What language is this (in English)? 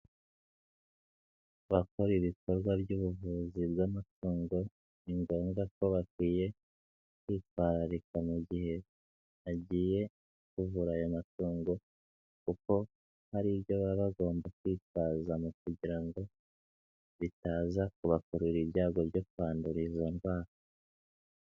Kinyarwanda